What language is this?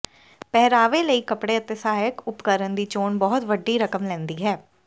Punjabi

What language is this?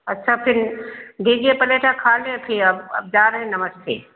Hindi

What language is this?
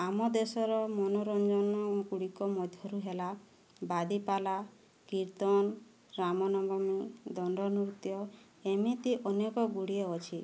Odia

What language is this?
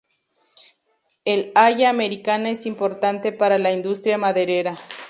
Spanish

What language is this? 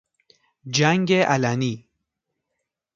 Persian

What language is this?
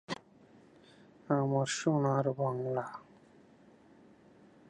Bangla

